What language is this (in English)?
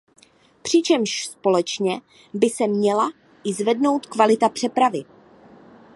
Czech